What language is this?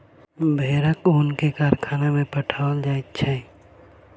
Maithili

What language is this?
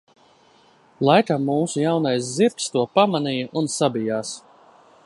Latvian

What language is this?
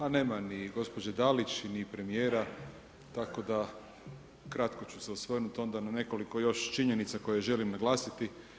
Croatian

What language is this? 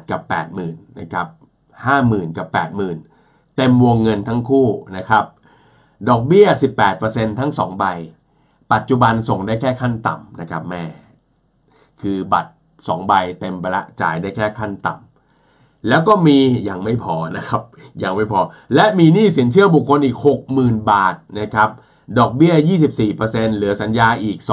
Thai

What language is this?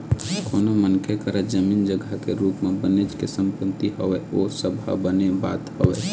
Chhattisgarhi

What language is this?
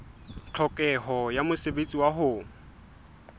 Southern Sotho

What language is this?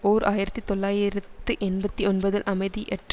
Tamil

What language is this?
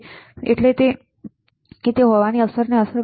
Gujarati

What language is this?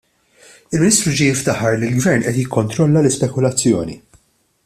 Maltese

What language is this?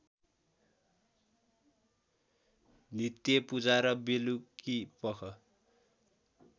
Nepali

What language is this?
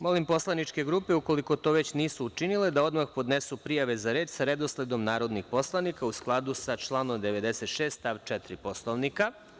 Serbian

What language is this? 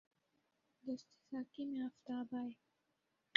Urdu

